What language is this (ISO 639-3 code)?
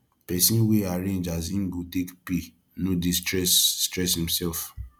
pcm